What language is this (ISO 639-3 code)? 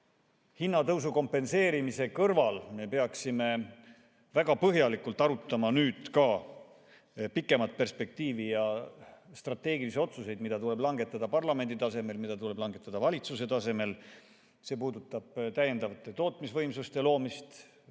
est